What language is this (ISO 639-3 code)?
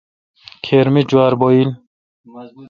xka